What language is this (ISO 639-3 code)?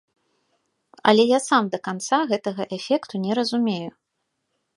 bel